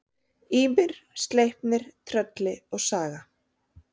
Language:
Icelandic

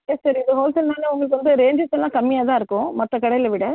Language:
Tamil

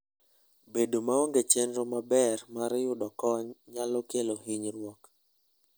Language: Luo (Kenya and Tanzania)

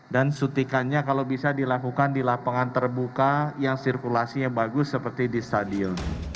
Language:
Indonesian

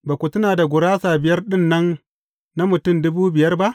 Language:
Hausa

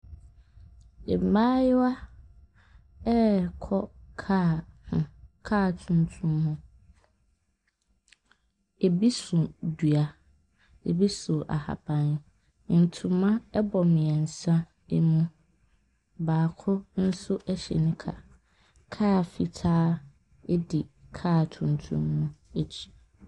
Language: Akan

